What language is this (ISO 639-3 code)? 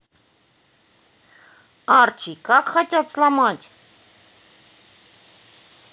rus